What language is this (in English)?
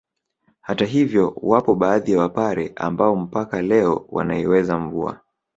Swahili